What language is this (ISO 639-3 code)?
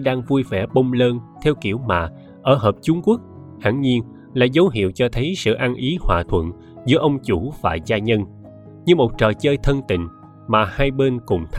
vie